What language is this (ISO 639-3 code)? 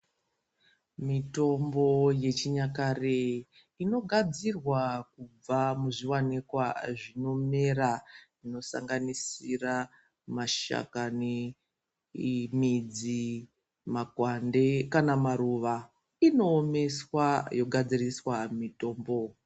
ndc